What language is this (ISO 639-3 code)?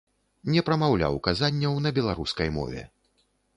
bel